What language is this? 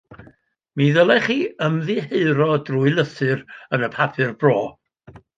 Welsh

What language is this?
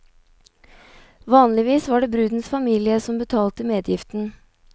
Norwegian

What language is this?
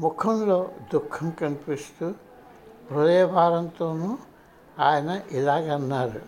Telugu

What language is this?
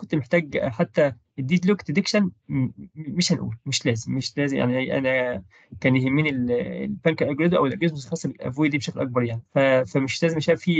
Arabic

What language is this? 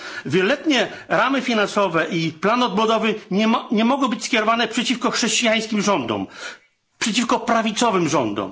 Polish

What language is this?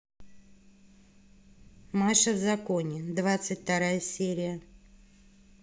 Russian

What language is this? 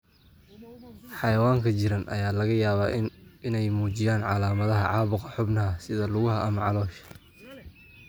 Somali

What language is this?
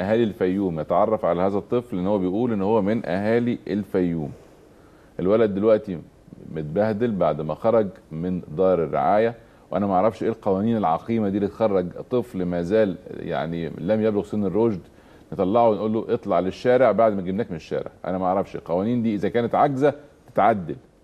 Arabic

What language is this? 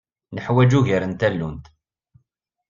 Kabyle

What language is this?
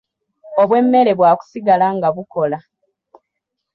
Ganda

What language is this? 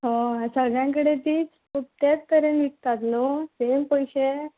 Konkani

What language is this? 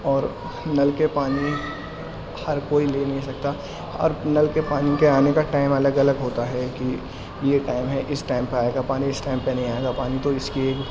Urdu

